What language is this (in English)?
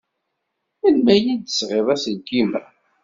Kabyle